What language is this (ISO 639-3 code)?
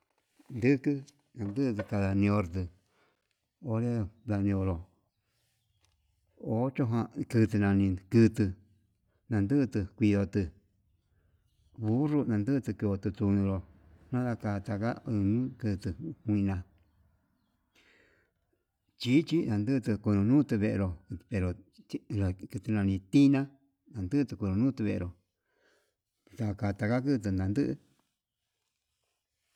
mab